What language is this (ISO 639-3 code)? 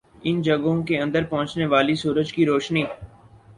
urd